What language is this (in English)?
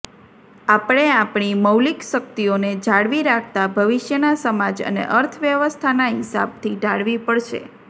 Gujarati